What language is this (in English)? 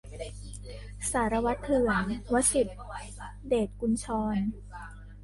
Thai